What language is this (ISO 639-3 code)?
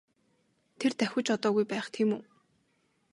mon